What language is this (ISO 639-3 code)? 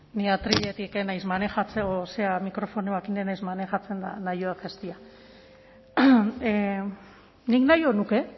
eus